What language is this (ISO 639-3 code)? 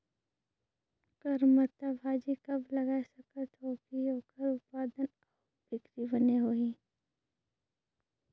hne